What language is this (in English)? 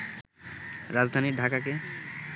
Bangla